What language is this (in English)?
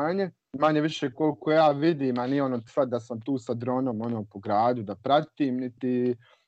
Croatian